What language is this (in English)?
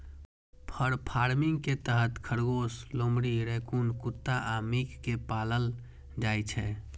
Maithili